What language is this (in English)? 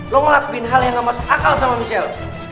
Indonesian